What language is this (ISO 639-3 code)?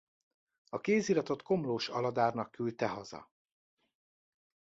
hun